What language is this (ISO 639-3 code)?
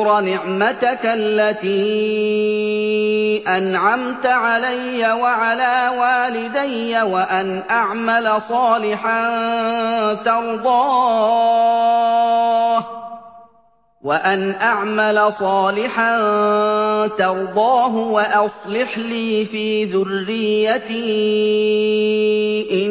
ara